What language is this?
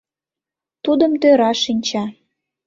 Mari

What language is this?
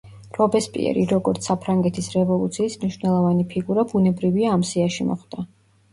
Georgian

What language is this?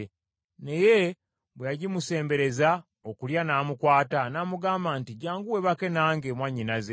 Ganda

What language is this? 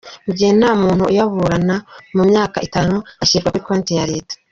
Kinyarwanda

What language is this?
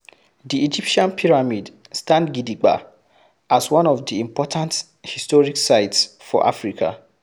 Nigerian Pidgin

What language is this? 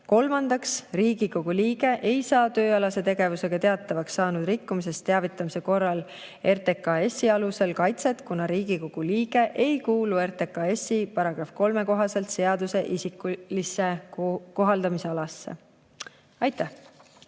Estonian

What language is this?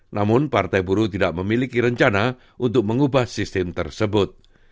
Indonesian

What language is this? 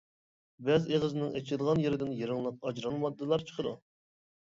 Uyghur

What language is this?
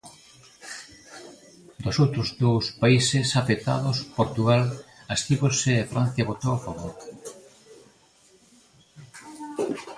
Galician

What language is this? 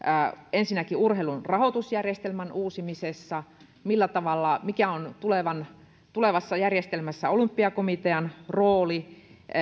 Finnish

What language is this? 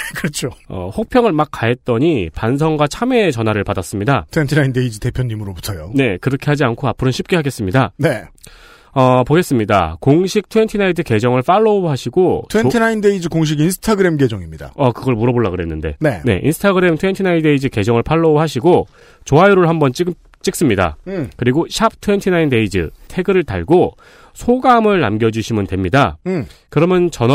Korean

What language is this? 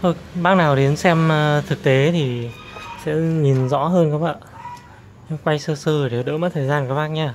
Vietnamese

